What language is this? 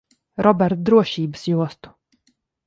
Latvian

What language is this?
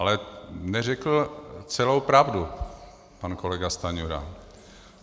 Czech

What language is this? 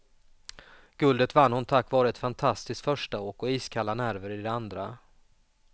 Swedish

